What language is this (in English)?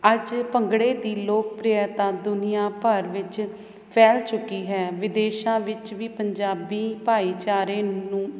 Punjabi